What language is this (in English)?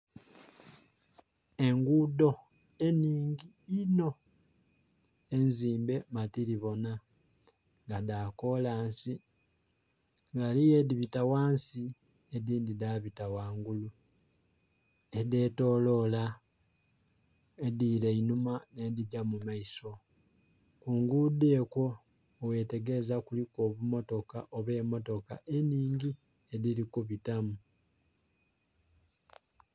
Soga